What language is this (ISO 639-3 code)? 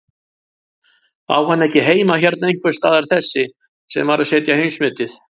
isl